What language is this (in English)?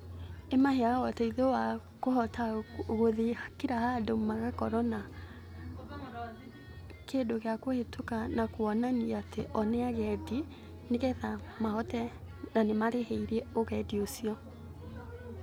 Kikuyu